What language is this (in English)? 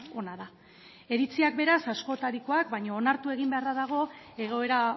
Basque